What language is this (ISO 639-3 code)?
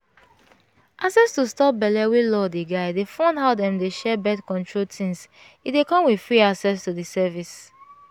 pcm